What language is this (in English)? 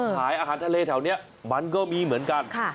Thai